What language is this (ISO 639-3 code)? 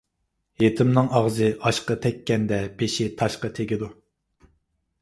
uig